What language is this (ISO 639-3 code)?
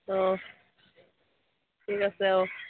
asm